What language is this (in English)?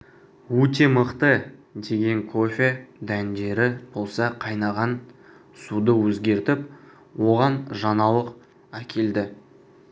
Kazakh